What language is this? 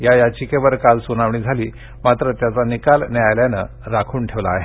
Marathi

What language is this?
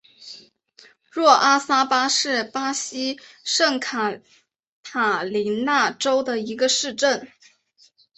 Chinese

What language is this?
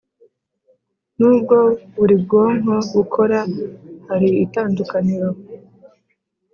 Kinyarwanda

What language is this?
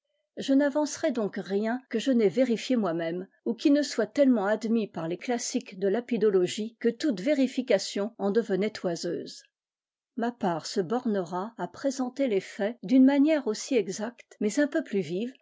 French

